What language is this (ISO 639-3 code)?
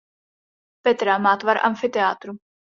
ces